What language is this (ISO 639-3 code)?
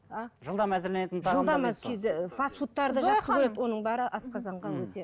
kaz